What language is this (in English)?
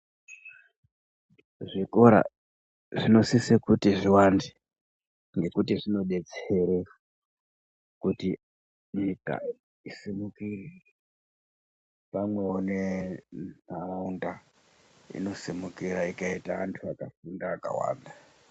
Ndau